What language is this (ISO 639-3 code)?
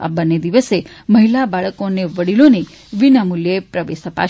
guj